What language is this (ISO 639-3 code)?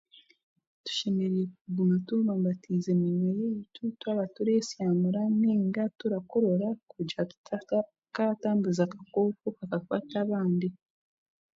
cgg